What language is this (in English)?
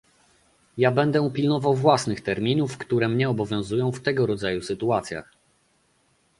Polish